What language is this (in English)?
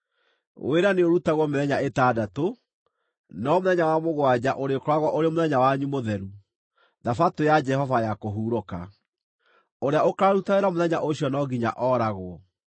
Kikuyu